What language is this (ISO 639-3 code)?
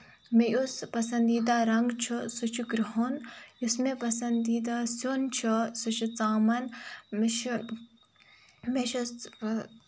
kas